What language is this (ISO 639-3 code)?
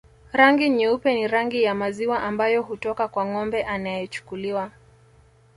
swa